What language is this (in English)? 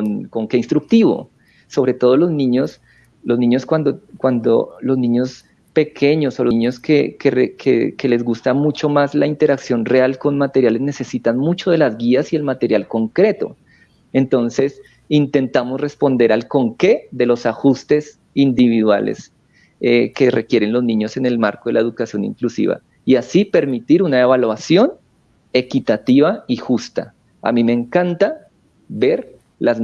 Spanish